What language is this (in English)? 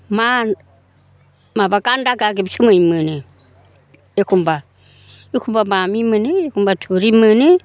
Bodo